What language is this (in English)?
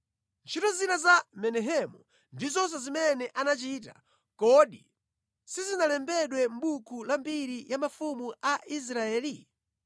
Nyanja